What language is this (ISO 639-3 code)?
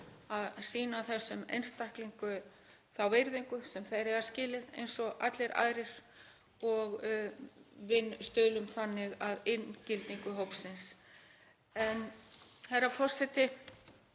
isl